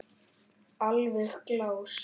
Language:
Icelandic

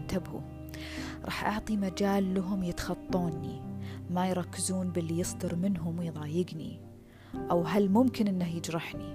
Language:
Arabic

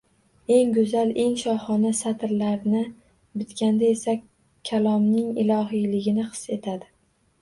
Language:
Uzbek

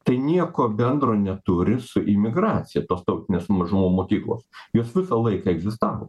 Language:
Lithuanian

